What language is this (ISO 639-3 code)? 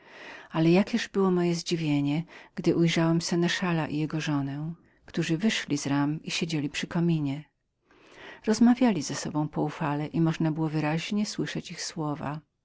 pol